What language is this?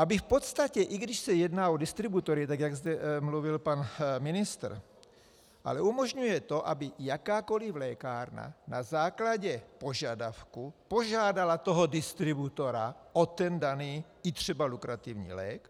Czech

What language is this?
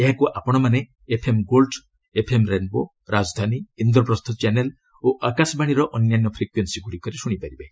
Odia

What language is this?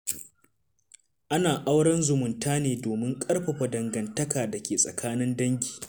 Hausa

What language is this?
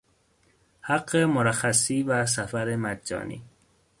Persian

